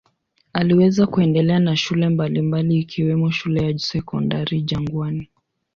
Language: Swahili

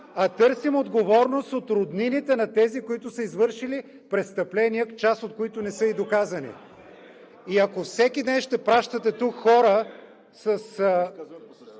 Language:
Bulgarian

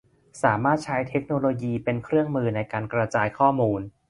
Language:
Thai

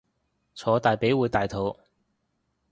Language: Cantonese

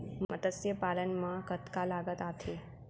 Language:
Chhattisgarhi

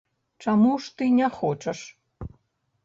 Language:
Belarusian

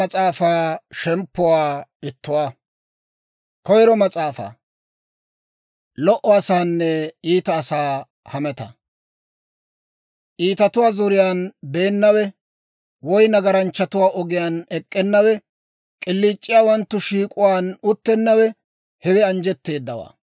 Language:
Dawro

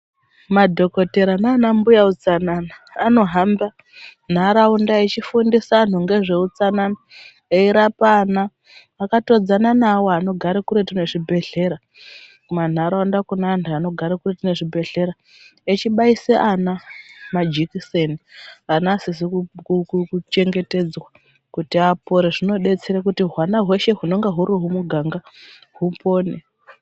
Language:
Ndau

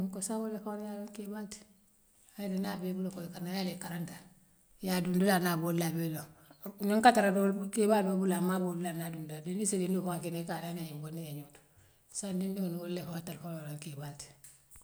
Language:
Western Maninkakan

